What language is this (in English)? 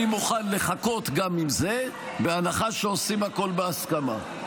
Hebrew